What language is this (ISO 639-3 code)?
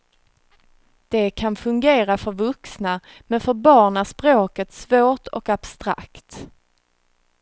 swe